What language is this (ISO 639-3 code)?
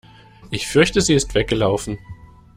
deu